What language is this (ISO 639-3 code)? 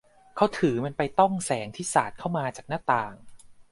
tha